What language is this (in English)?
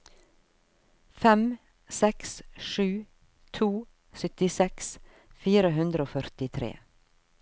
Norwegian